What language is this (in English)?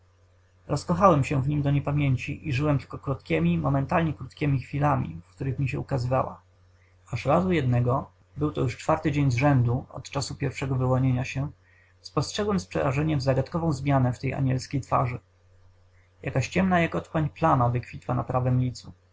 Polish